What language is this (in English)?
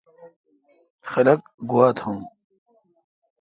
Kalkoti